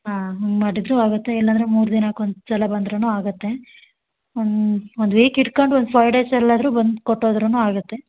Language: Kannada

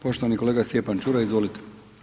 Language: Croatian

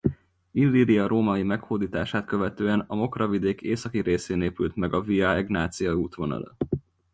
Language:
Hungarian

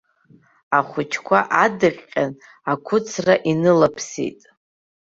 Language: Abkhazian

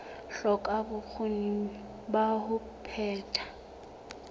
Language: Southern Sotho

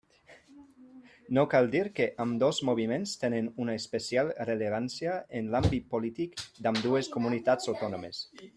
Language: Catalan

